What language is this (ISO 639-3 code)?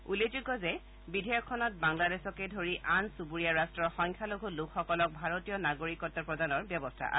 asm